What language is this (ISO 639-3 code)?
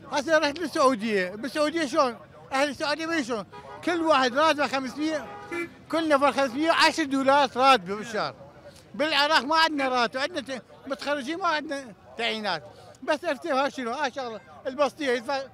ara